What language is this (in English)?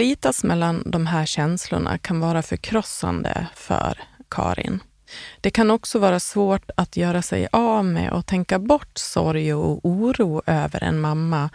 Swedish